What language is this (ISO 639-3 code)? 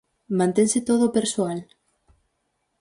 glg